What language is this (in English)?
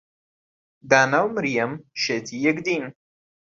Central Kurdish